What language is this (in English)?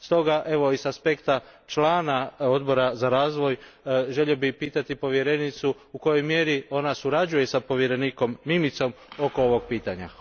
Croatian